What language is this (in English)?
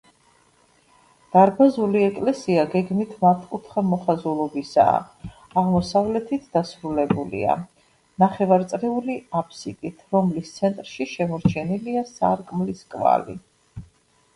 Georgian